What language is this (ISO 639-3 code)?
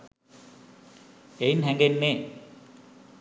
sin